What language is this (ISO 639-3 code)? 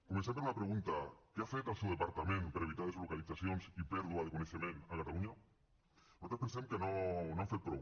cat